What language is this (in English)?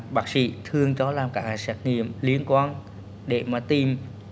Vietnamese